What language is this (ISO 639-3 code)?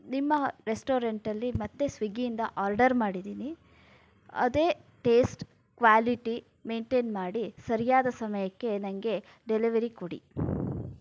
kan